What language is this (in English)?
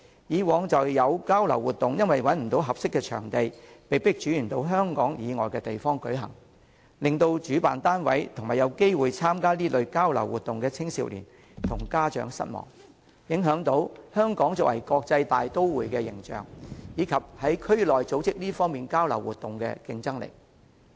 Cantonese